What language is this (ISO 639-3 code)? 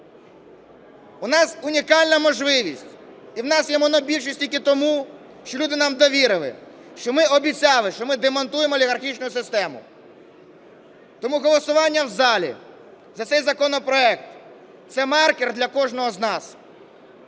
ukr